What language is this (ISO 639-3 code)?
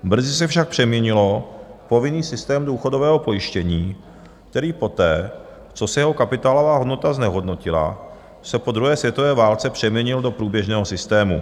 ces